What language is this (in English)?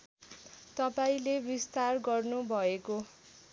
Nepali